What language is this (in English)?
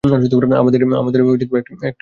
Bangla